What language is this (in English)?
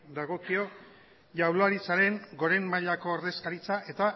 Basque